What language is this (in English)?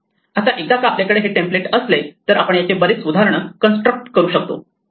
Marathi